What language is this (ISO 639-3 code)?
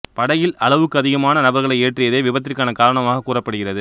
tam